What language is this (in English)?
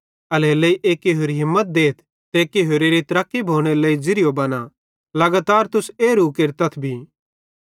Bhadrawahi